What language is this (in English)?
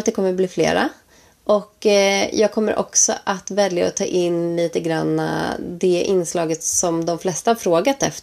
Swedish